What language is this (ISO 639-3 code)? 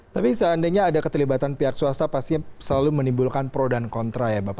ind